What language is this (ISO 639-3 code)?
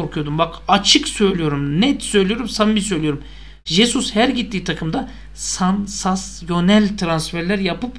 tur